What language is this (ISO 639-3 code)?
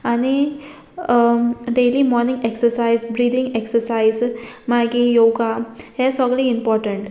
kok